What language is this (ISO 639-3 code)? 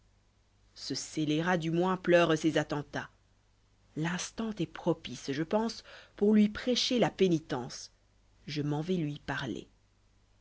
fra